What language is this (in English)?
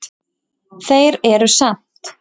Icelandic